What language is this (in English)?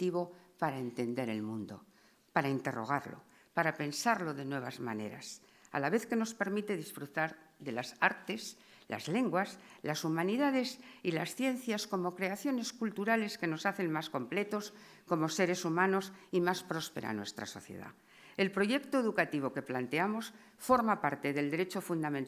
Spanish